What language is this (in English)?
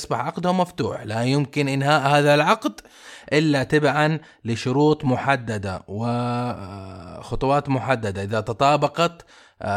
Arabic